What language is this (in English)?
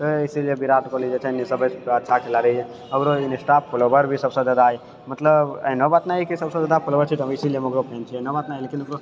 Maithili